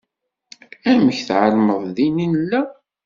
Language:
Kabyle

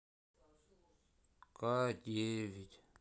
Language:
Russian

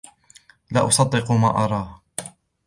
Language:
Arabic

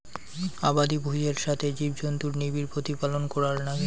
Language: Bangla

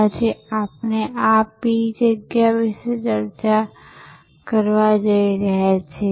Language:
Gujarati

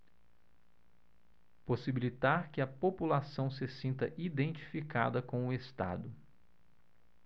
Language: Portuguese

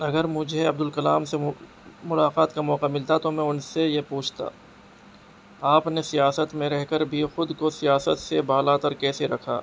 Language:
Urdu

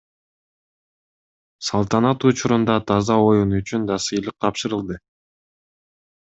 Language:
Kyrgyz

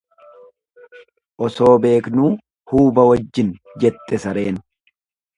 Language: Oromo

